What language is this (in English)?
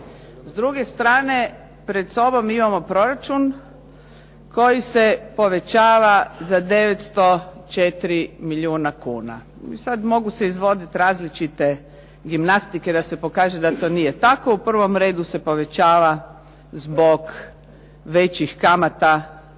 Croatian